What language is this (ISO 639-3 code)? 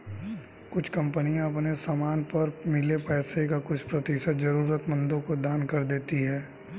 hin